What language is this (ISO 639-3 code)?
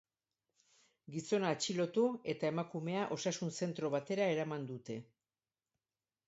eus